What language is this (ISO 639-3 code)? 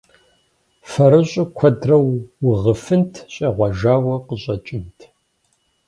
kbd